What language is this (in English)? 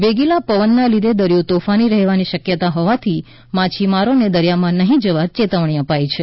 Gujarati